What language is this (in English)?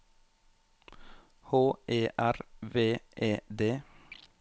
Norwegian